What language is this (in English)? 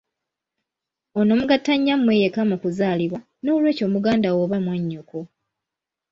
Ganda